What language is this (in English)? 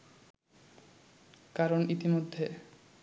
Bangla